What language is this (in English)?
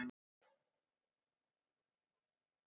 Icelandic